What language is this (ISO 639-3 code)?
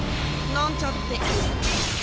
jpn